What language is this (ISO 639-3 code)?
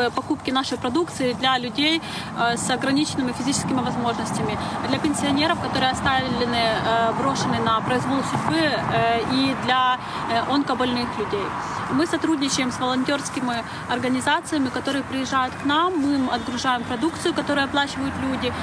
ukr